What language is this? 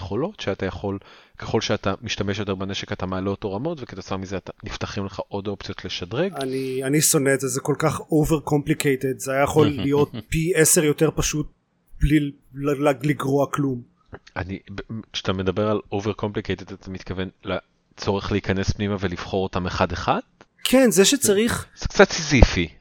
Hebrew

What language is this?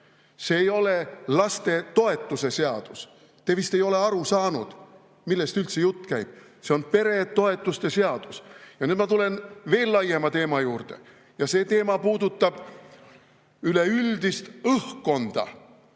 Estonian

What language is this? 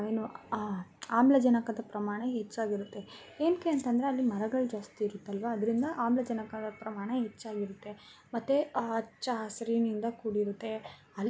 Kannada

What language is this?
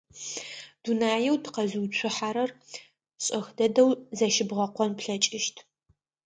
Adyghe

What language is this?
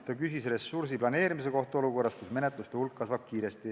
Estonian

